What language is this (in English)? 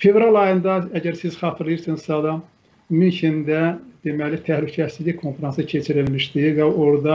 Turkish